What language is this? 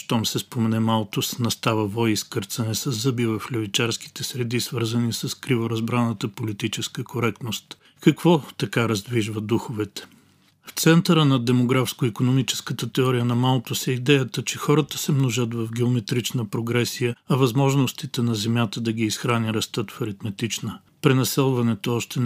Bulgarian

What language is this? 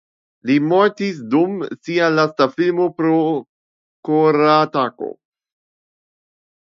Esperanto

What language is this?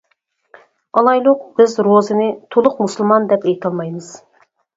Uyghur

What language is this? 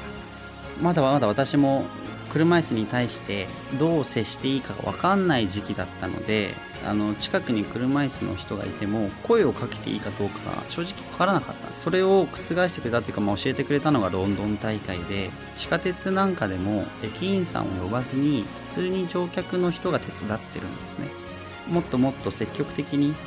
Japanese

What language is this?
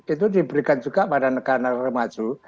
Indonesian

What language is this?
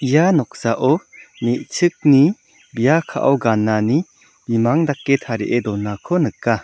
Garo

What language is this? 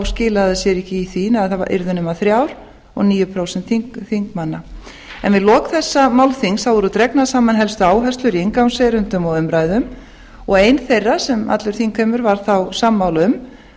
Icelandic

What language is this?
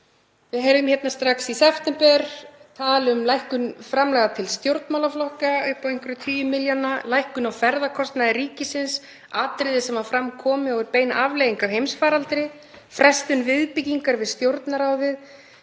Icelandic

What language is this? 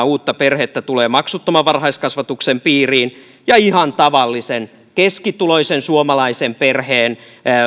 Finnish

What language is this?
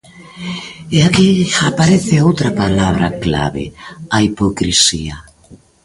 Galician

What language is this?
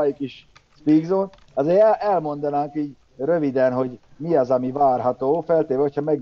Hungarian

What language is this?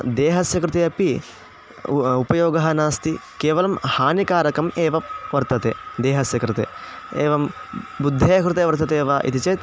Sanskrit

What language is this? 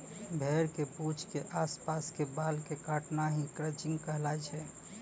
Maithili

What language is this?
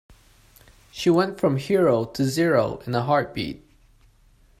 English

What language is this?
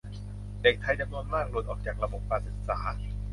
Thai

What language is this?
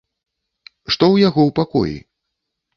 Belarusian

